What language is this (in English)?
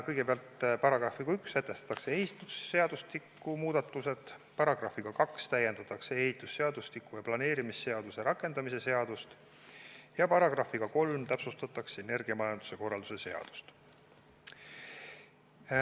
Estonian